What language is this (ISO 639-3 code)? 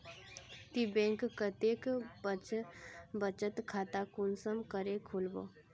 mag